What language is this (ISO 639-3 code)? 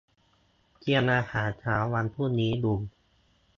tha